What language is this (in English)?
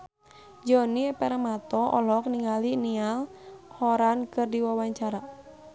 Sundanese